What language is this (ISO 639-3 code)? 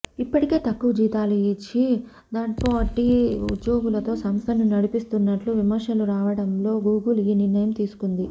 tel